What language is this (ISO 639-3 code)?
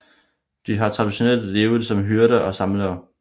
dan